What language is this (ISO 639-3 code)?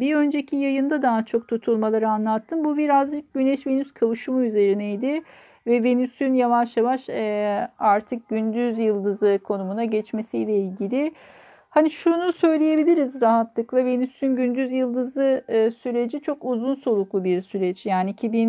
tur